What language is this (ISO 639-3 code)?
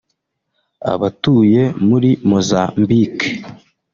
kin